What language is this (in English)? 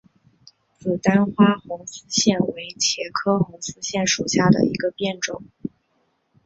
Chinese